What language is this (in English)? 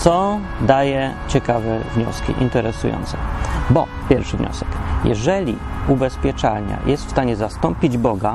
Polish